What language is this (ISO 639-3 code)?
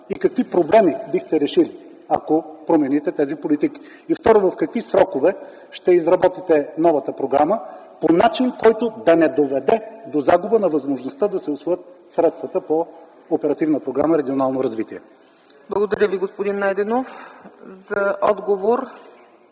bul